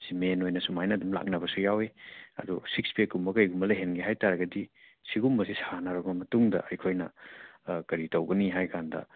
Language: Manipuri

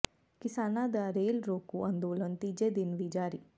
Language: Punjabi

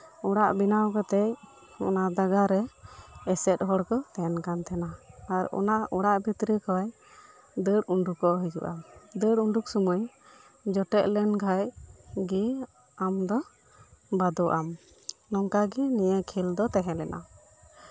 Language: Santali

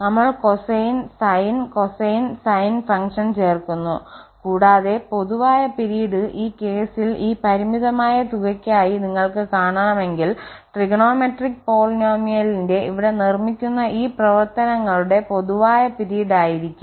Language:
Malayalam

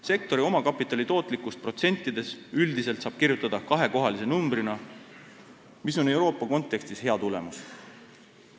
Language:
Estonian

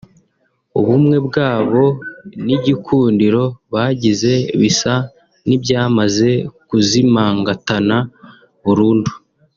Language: Kinyarwanda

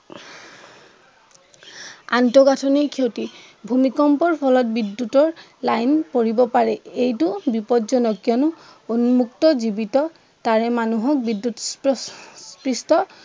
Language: Assamese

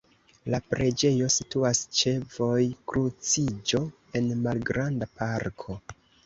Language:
Esperanto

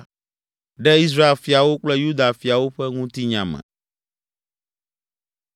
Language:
Ewe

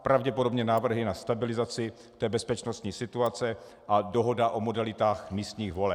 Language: Czech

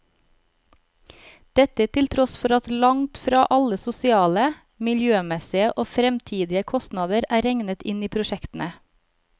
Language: Norwegian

